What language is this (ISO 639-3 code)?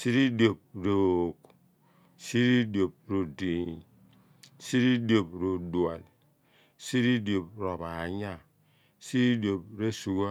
abn